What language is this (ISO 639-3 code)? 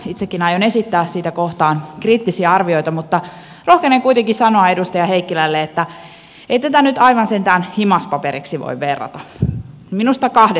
fin